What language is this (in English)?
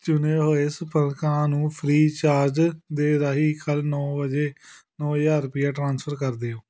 Punjabi